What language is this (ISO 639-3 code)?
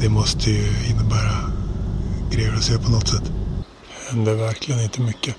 swe